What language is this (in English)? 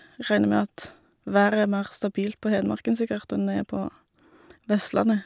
Norwegian